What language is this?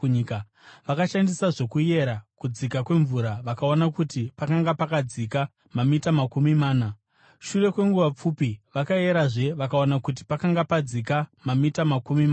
Shona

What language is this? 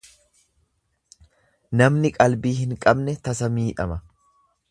Oromo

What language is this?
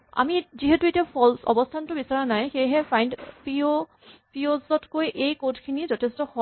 Assamese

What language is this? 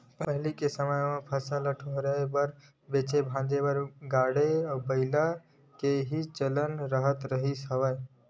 Chhattisgarhi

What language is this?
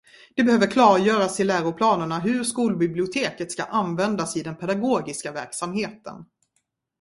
Swedish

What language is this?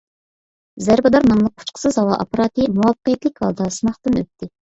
Uyghur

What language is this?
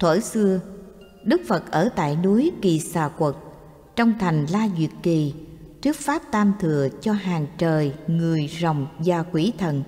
Vietnamese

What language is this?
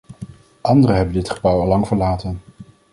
Dutch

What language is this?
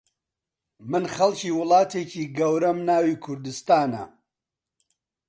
Central Kurdish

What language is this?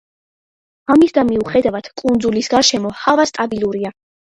Georgian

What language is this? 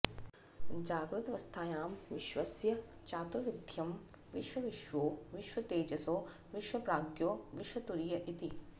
Sanskrit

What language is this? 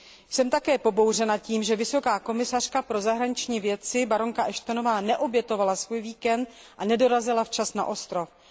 Czech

